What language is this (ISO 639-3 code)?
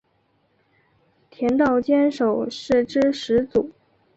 zho